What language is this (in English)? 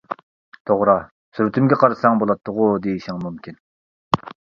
Uyghur